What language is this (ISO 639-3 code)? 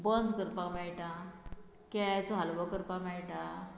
kok